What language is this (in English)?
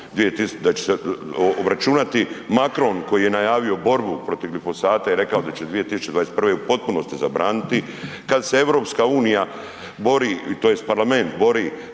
Croatian